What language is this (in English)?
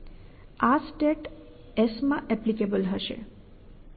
Gujarati